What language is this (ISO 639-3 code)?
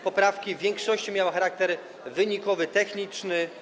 pol